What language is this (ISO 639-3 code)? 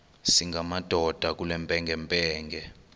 xho